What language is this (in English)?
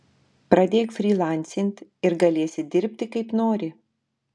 Lithuanian